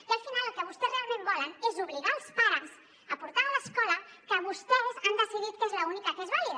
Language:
Catalan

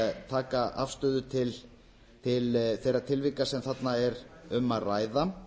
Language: Icelandic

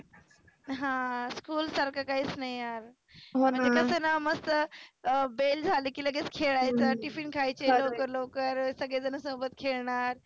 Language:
Marathi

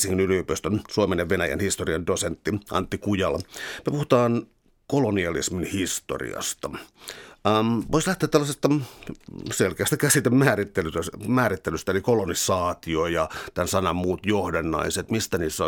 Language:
Finnish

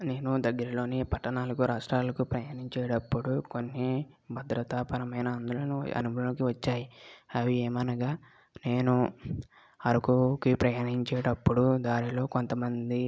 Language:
Telugu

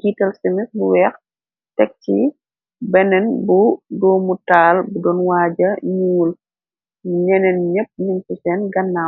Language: Wolof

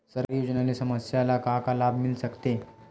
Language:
Chhattisgarhi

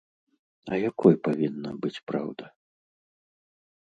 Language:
Belarusian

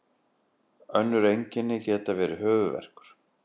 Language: Icelandic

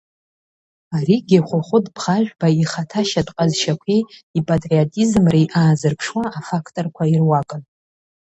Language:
Abkhazian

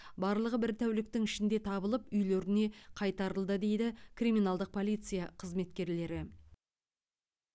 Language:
Kazakh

